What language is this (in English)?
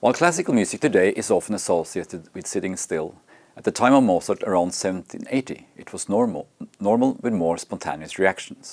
English